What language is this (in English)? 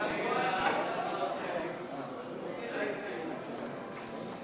Hebrew